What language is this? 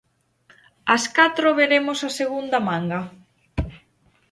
Galician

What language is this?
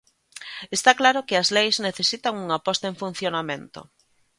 Galician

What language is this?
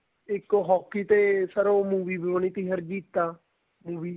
Punjabi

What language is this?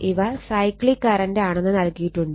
Malayalam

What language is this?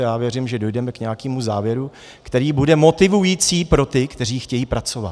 Czech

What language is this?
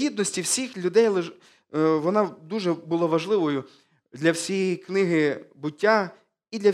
Ukrainian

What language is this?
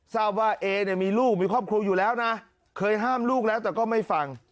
Thai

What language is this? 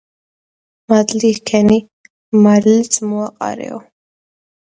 Georgian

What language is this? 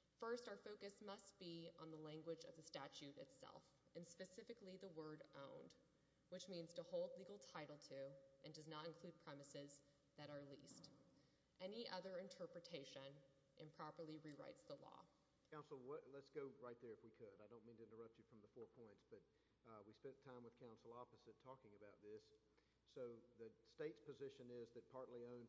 English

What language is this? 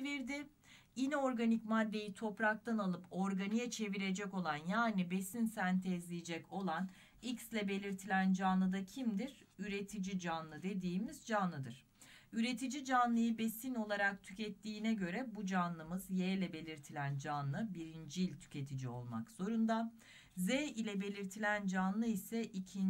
Turkish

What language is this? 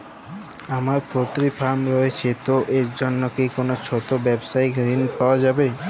Bangla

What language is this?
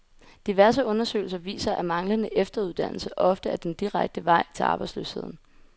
Danish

